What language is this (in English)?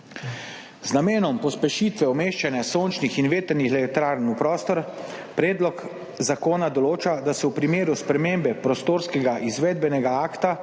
Slovenian